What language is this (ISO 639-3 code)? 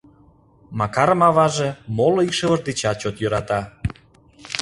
chm